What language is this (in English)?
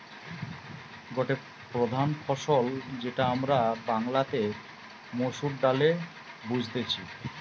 Bangla